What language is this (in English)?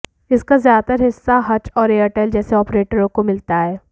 Hindi